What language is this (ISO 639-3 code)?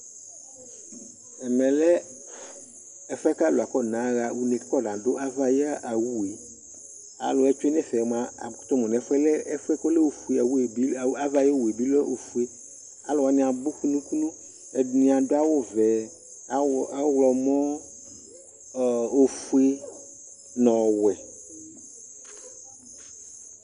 kpo